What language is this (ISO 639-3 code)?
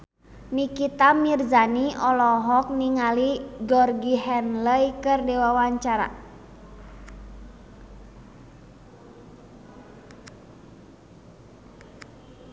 sun